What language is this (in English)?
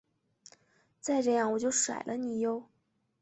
Chinese